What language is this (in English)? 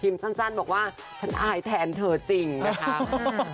Thai